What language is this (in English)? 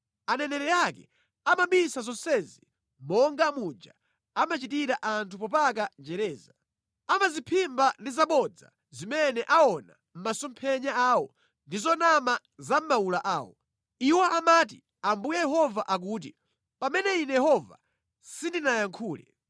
Nyanja